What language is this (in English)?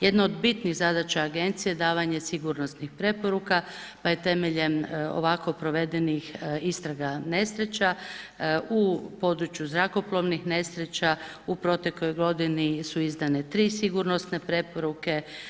Croatian